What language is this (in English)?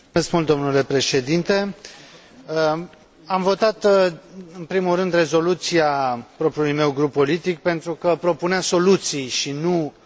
Romanian